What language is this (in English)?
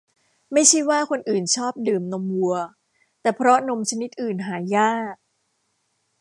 Thai